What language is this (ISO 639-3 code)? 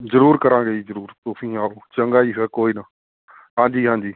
pan